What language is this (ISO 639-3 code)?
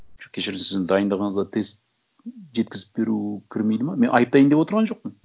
kaz